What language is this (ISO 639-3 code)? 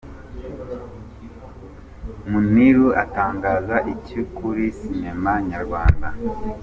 kin